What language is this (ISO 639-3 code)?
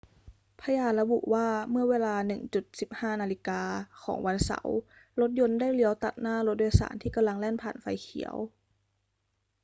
tha